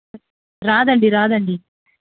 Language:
Telugu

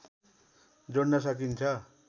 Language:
Nepali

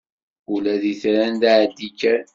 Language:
Kabyle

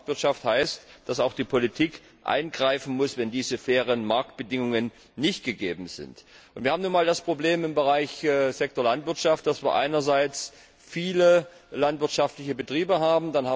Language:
German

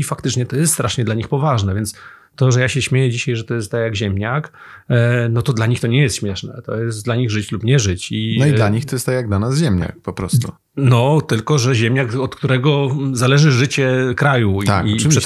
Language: Polish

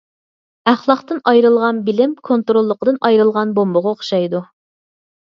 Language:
Uyghur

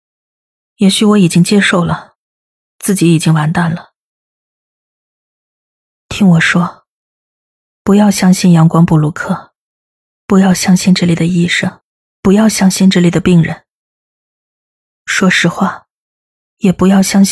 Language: Chinese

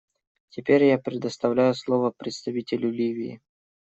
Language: Russian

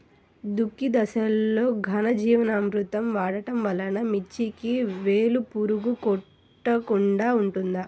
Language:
Telugu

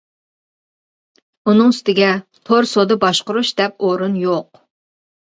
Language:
Uyghur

